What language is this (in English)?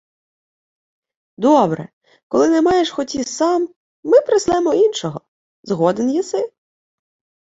Ukrainian